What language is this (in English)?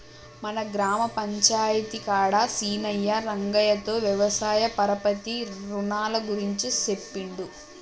Telugu